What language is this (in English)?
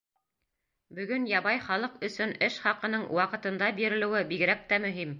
Bashkir